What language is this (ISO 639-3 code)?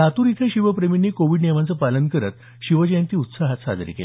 mar